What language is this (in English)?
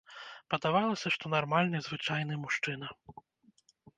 Belarusian